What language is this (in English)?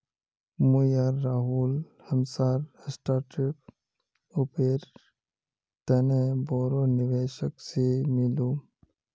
Magahi